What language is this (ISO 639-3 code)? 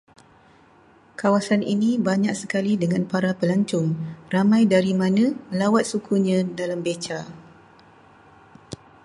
msa